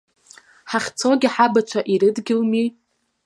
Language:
Abkhazian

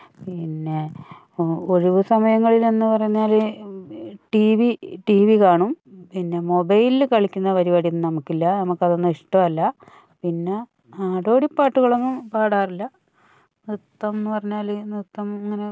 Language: Malayalam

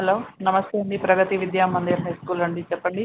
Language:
Telugu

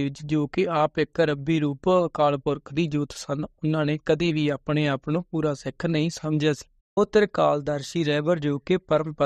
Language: Punjabi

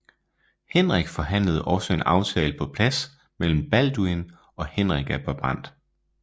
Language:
Danish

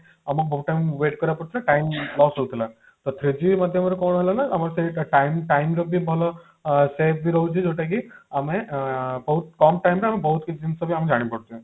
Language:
Odia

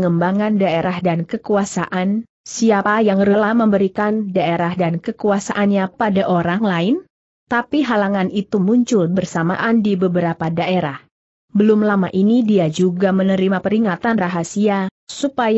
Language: Indonesian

